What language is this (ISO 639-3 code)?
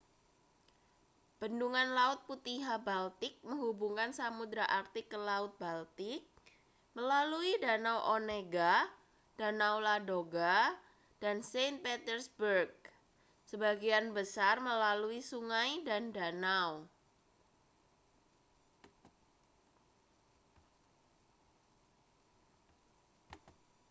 ind